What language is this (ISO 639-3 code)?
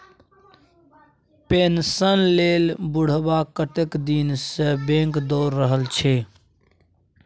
mai